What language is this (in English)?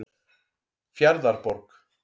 Icelandic